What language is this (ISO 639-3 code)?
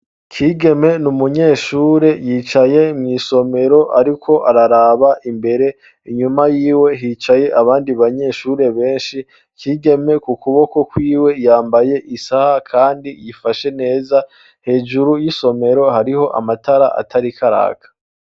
run